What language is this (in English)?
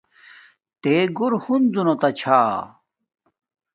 Domaaki